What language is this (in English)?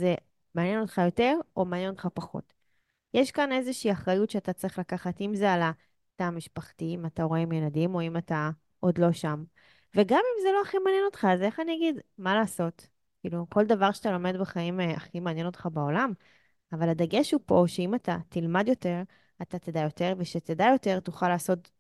Hebrew